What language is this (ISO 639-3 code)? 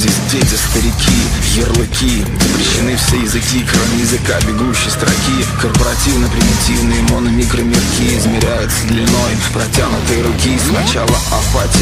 rus